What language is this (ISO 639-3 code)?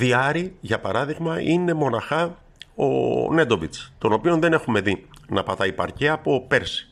ell